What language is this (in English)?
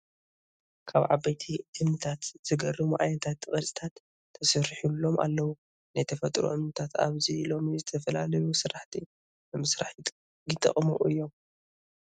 Tigrinya